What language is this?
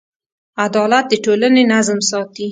Pashto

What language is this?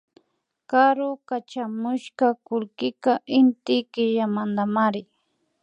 Imbabura Highland Quichua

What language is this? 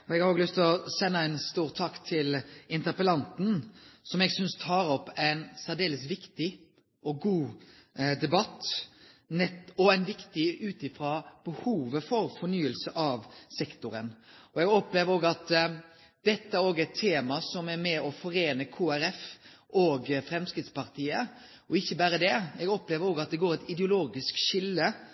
Norwegian Nynorsk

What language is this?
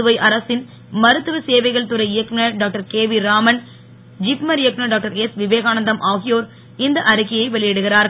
Tamil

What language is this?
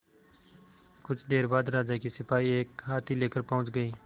Hindi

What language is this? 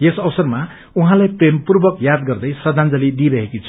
Nepali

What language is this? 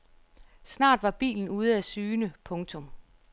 Danish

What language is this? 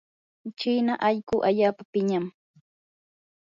Yanahuanca Pasco Quechua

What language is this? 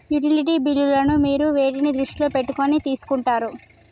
Telugu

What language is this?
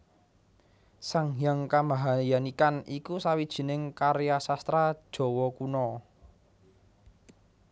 Javanese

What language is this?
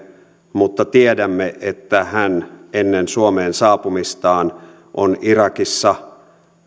Finnish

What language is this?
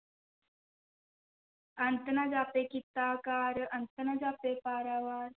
Punjabi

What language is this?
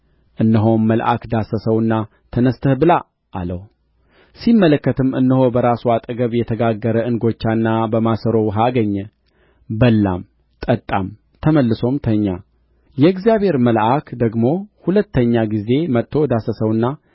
Amharic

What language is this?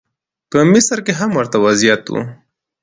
Pashto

